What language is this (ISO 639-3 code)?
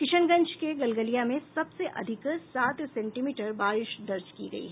hin